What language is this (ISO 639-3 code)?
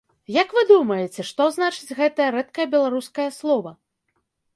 bel